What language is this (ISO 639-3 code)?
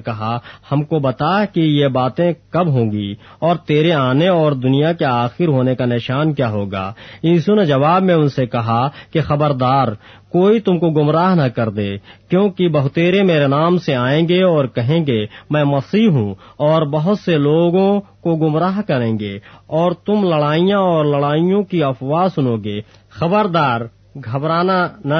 urd